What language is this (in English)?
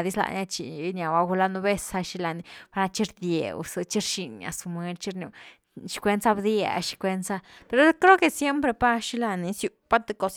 Güilá Zapotec